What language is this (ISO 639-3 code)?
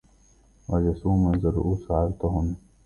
ara